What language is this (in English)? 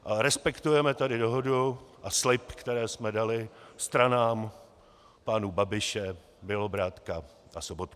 Czech